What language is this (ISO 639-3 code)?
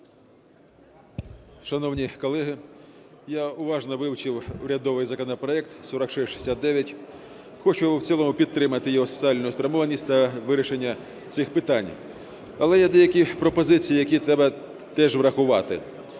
ukr